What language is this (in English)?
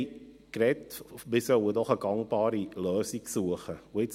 Swiss German